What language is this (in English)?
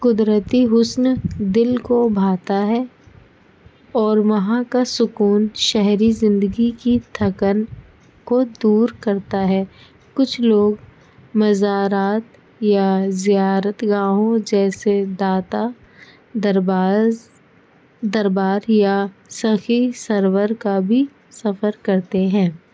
Urdu